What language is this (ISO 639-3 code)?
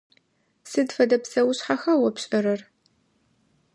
ady